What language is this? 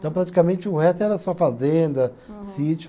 Portuguese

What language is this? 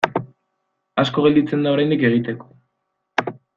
Basque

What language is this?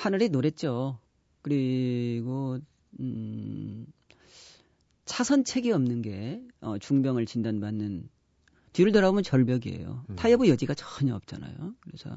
Korean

